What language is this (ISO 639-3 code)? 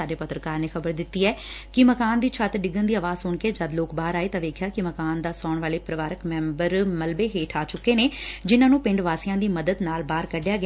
pan